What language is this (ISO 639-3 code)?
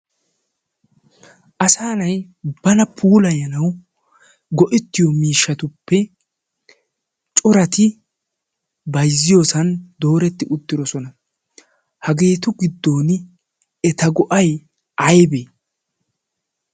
wal